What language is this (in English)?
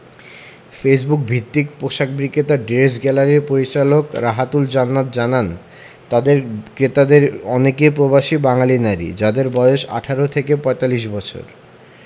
Bangla